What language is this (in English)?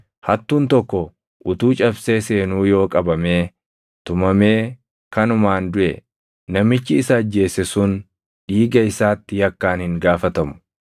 Oromo